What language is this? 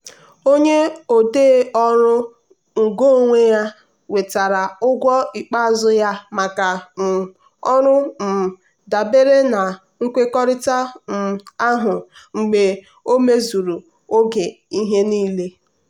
Igbo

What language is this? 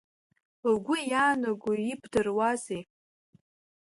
Abkhazian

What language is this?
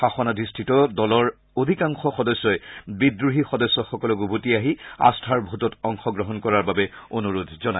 Assamese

